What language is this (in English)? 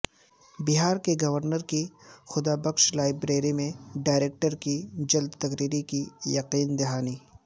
Urdu